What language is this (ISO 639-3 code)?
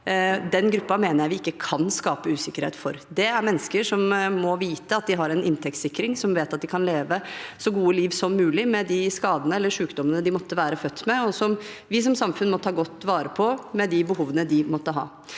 nor